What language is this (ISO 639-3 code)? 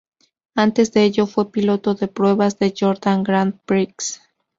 spa